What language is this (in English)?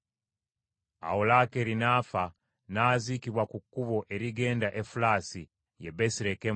Ganda